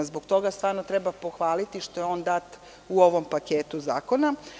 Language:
Serbian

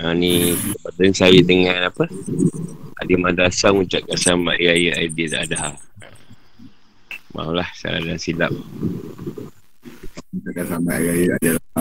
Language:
Malay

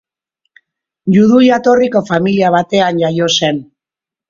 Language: Basque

